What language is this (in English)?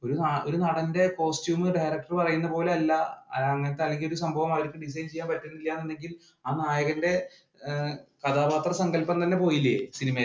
Malayalam